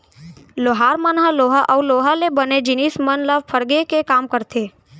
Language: Chhattisgarhi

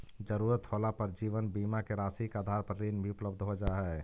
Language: Magahi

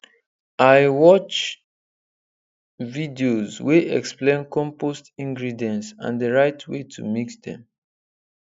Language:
Nigerian Pidgin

